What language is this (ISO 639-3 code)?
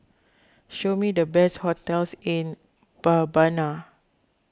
eng